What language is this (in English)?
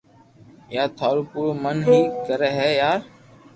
Loarki